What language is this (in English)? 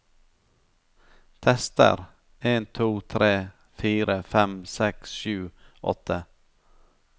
Norwegian